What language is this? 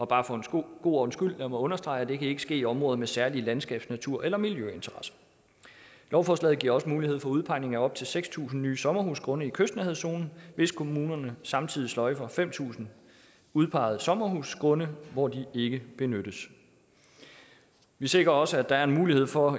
Danish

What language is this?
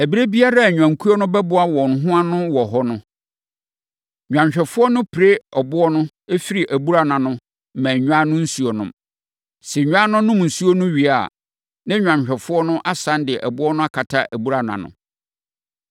Akan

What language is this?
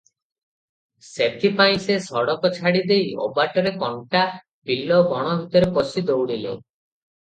Odia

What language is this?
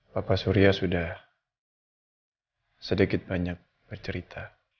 Indonesian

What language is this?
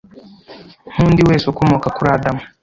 Kinyarwanda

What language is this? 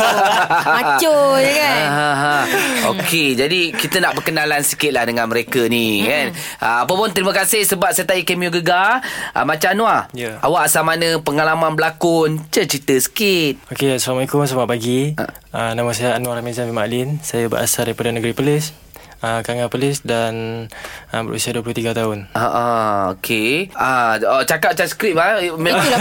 Malay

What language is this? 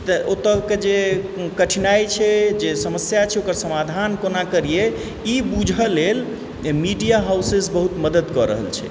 Maithili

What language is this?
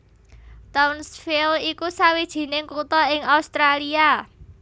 Javanese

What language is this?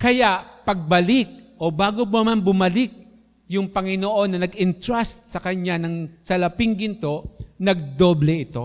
Filipino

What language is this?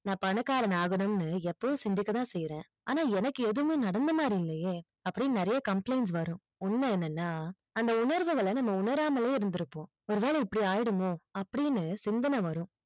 Tamil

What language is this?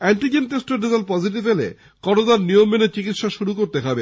Bangla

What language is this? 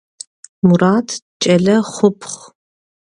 Adyghe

